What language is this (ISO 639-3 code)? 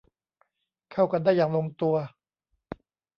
tha